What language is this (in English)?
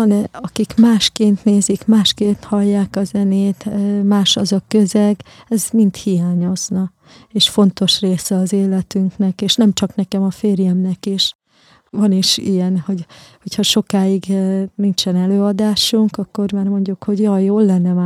Hungarian